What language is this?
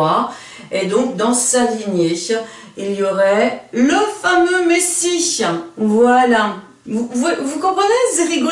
French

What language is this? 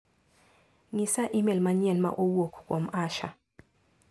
Luo (Kenya and Tanzania)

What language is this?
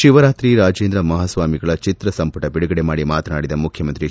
Kannada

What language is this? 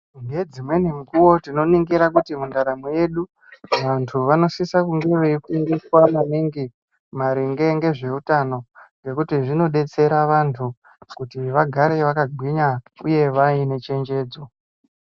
Ndau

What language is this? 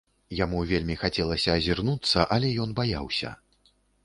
Belarusian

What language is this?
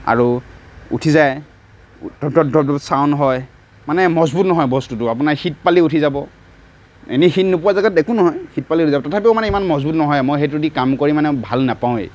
Assamese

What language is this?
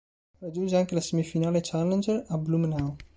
Italian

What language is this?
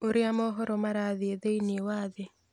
Kikuyu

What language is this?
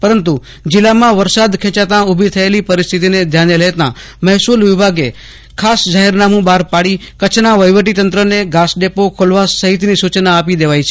Gujarati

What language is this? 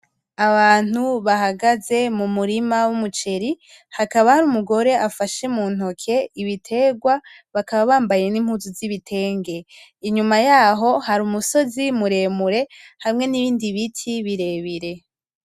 Rundi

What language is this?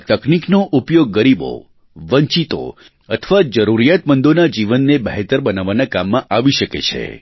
Gujarati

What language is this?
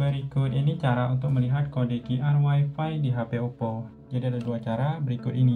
Indonesian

